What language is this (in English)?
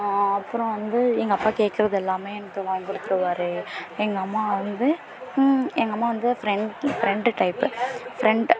Tamil